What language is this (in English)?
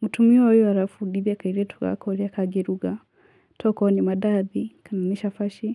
Kikuyu